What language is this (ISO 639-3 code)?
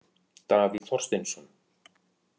isl